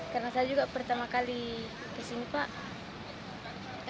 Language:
Indonesian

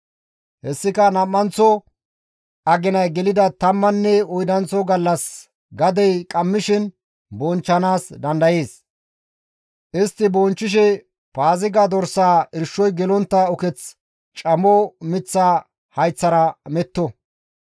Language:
Gamo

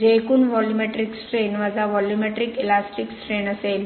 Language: Marathi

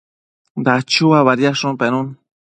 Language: Matsés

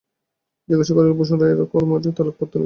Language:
Bangla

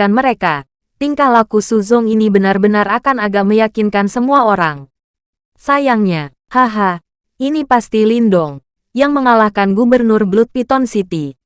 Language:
Indonesian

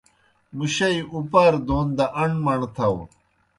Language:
Kohistani Shina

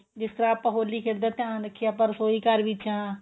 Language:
Punjabi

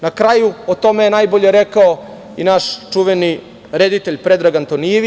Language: Serbian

